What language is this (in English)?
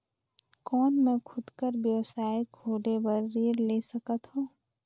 Chhattisgarhi